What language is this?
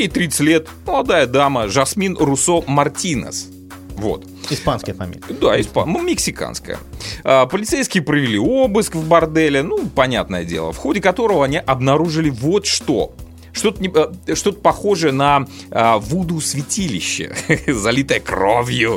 Russian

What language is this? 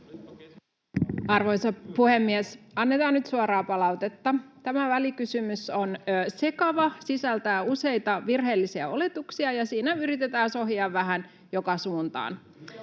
Finnish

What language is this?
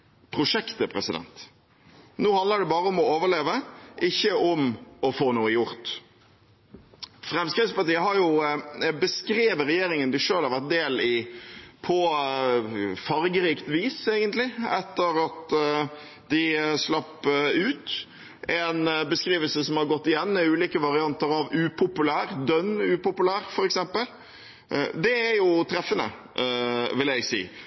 Norwegian Bokmål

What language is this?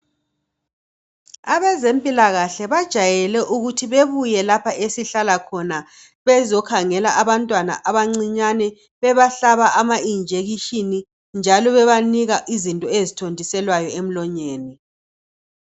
North Ndebele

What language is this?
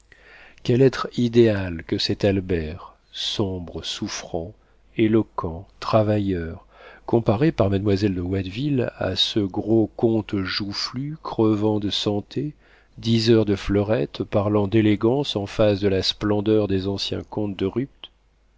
French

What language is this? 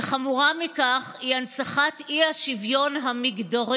Hebrew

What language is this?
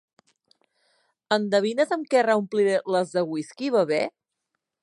Catalan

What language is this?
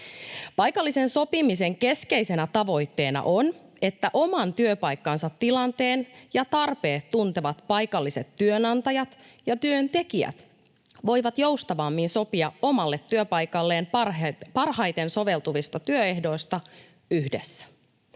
Finnish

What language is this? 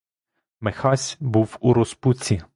Ukrainian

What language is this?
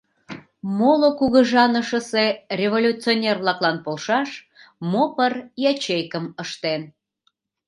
Mari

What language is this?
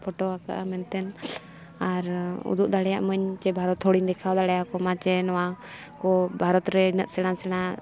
Santali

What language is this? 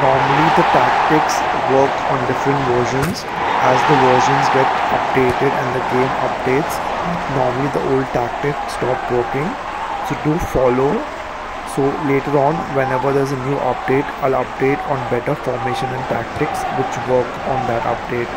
English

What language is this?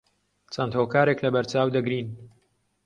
Central Kurdish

